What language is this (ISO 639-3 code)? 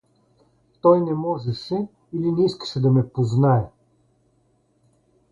bul